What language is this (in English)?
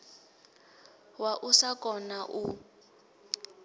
Venda